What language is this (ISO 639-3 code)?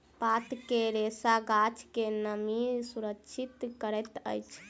mai